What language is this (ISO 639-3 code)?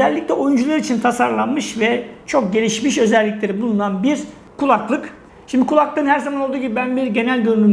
tur